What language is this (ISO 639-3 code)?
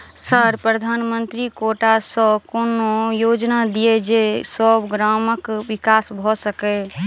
mai